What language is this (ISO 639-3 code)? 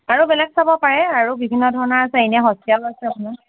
asm